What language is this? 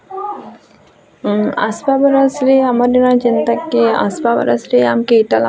Odia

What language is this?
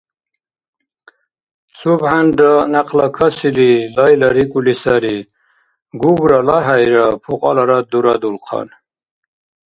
Dargwa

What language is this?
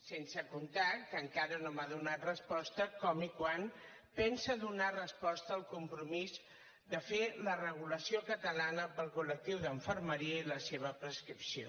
Catalan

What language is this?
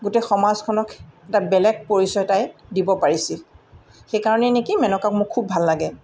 Assamese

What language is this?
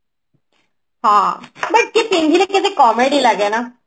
Odia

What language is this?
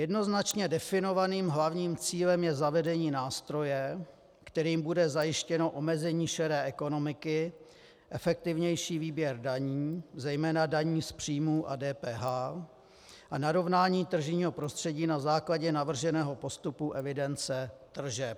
Czech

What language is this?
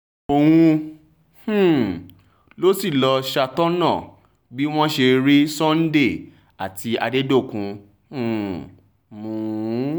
Yoruba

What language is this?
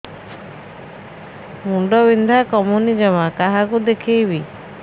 Odia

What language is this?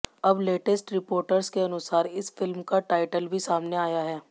Hindi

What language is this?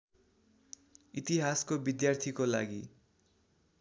Nepali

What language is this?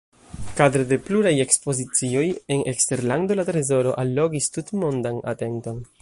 Esperanto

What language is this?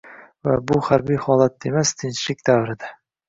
Uzbek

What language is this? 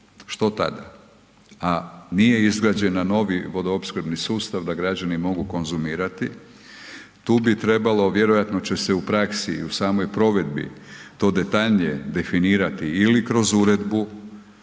Croatian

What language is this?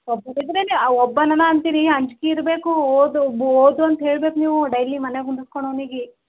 Kannada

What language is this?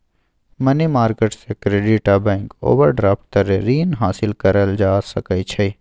Maithili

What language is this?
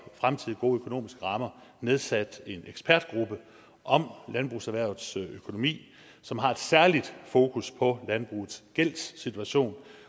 Danish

